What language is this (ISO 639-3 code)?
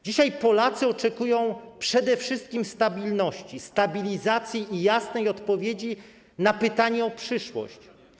pol